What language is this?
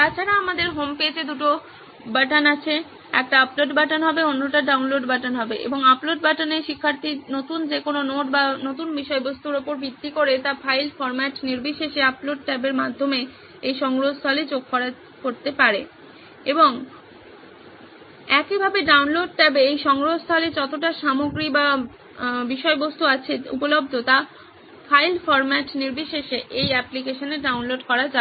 Bangla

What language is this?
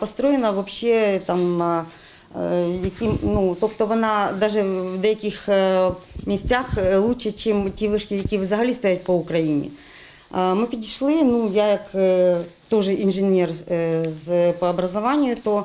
Ukrainian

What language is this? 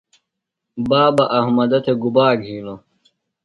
Phalura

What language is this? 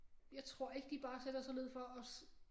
Danish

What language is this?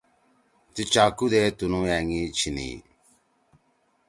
Torwali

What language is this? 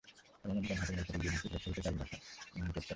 Bangla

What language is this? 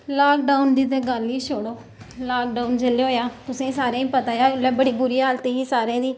Dogri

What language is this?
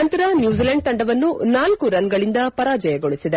Kannada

